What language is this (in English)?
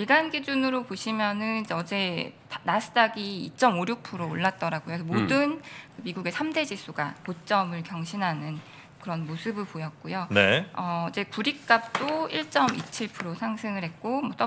Korean